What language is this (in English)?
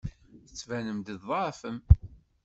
Kabyle